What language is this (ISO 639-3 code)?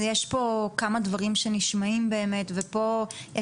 heb